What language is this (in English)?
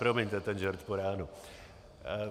Czech